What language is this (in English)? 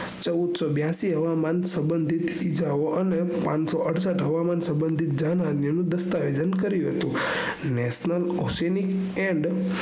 Gujarati